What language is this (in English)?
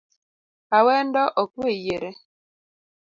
Luo (Kenya and Tanzania)